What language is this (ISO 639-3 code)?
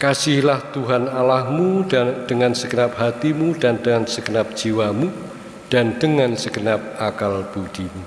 ind